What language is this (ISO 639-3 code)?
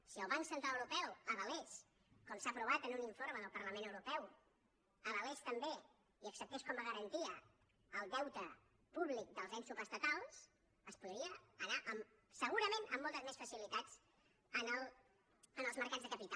cat